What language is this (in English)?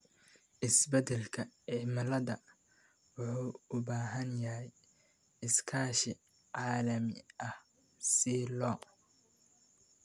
Somali